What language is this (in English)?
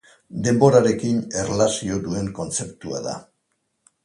Basque